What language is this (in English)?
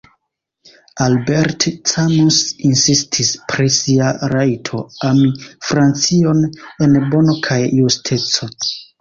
Esperanto